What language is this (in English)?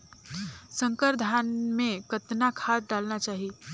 Chhattisgarhi